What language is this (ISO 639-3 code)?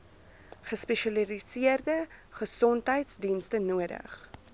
afr